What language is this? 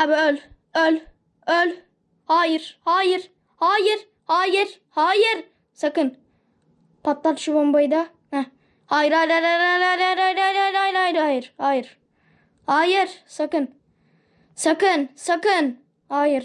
Turkish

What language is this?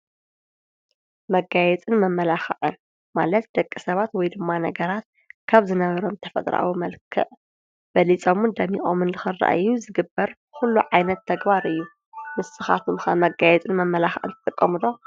Tigrinya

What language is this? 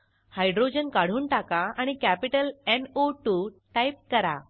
Marathi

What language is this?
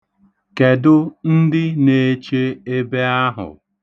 Igbo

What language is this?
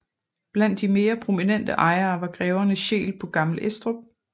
Danish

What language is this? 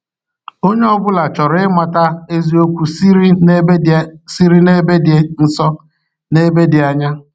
Igbo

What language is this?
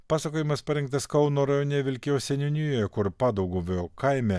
Lithuanian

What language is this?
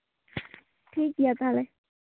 Santali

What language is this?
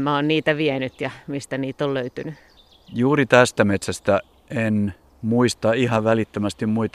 Finnish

